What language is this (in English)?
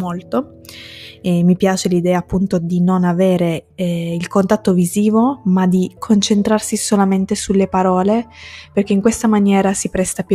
Italian